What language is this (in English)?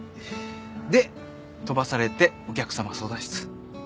Japanese